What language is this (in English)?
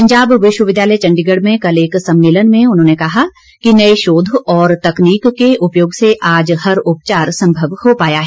Hindi